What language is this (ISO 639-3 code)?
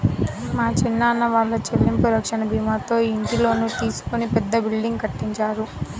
tel